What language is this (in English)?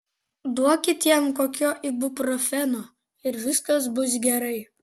Lithuanian